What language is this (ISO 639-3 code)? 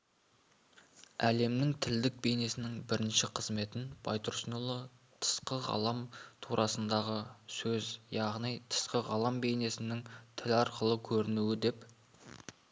kaz